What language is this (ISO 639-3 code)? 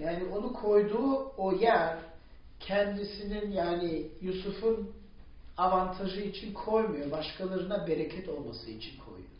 tur